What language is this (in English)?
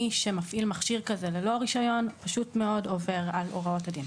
Hebrew